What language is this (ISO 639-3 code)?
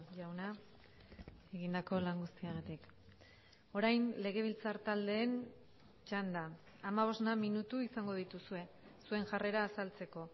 eus